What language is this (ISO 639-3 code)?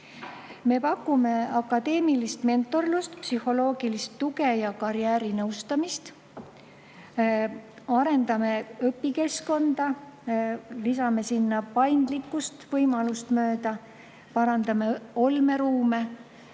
est